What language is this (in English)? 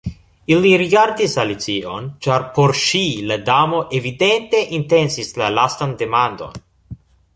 Esperanto